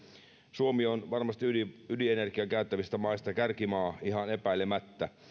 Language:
Finnish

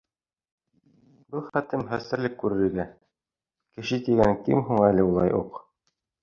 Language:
Bashkir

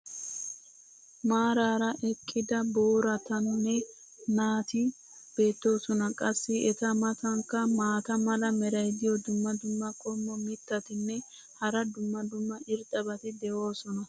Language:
Wolaytta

